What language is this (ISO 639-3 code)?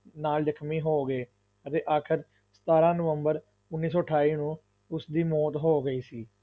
pan